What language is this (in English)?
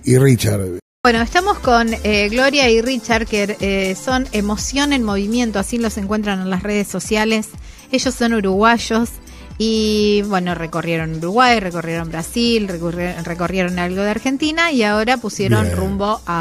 Spanish